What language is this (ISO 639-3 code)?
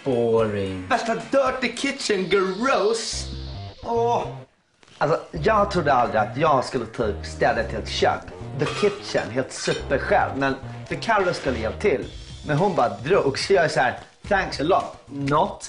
swe